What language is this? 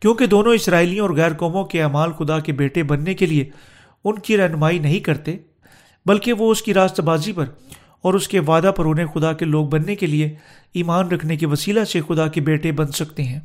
Urdu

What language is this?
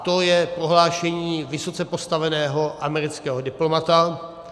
Czech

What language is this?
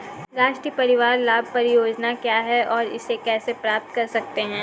Hindi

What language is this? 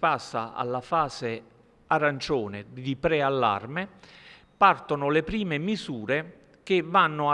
Italian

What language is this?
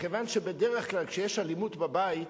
Hebrew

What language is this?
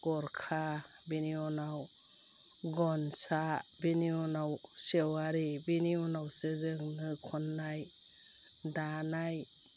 Bodo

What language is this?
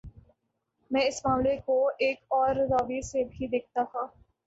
Urdu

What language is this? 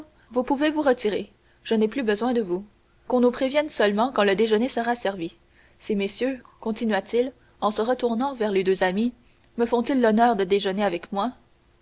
French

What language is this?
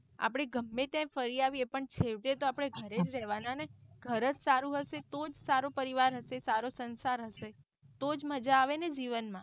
Gujarati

